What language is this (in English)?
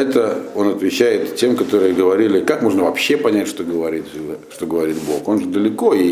Russian